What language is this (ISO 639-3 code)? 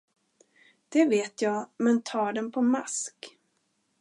swe